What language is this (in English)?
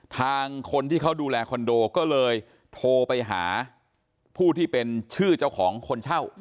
Thai